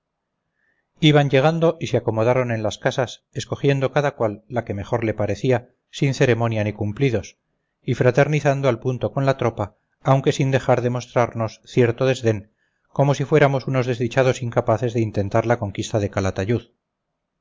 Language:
Spanish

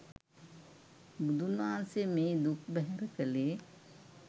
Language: Sinhala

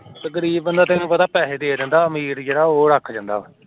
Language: Punjabi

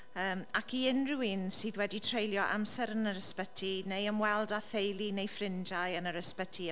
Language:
Welsh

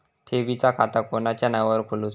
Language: Marathi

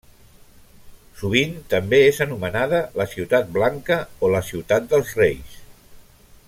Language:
Catalan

